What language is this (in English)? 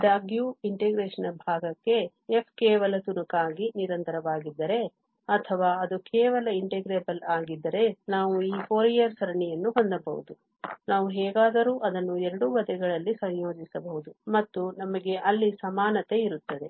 Kannada